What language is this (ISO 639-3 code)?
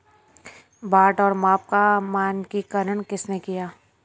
hin